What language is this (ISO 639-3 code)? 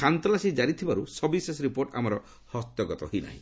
ori